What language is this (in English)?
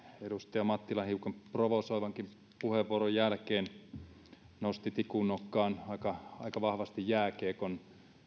Finnish